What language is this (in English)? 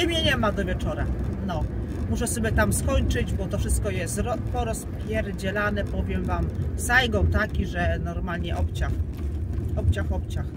Polish